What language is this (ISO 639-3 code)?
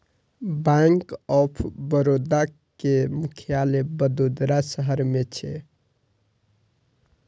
mai